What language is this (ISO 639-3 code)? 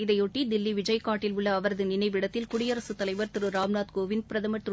tam